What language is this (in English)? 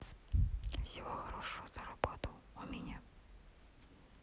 Russian